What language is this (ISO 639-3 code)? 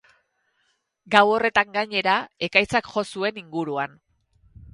eus